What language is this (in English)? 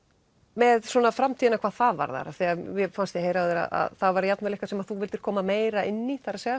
Icelandic